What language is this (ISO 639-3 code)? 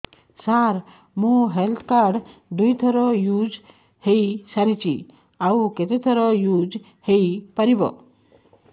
ori